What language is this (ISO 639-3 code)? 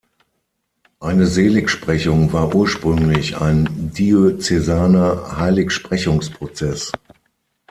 deu